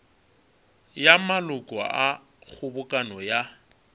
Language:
Northern Sotho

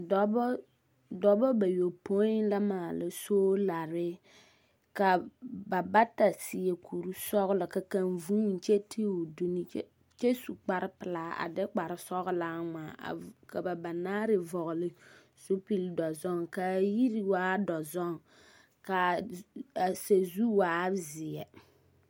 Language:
Southern Dagaare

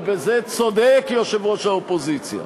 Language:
Hebrew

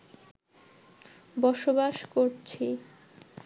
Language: Bangla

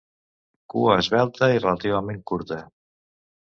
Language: Catalan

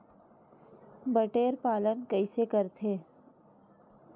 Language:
Chhattisgarhi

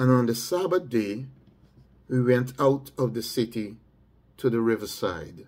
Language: English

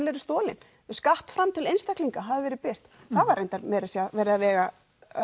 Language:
Icelandic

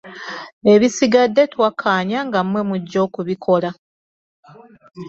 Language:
Ganda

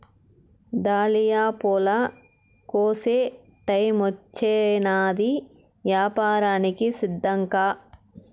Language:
Telugu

